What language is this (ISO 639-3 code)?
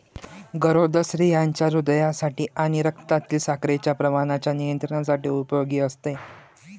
mar